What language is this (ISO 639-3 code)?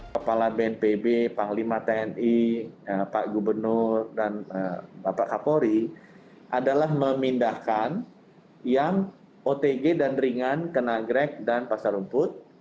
ind